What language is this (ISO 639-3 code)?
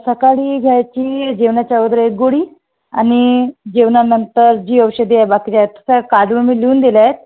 mar